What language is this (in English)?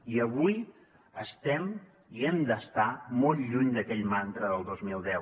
Catalan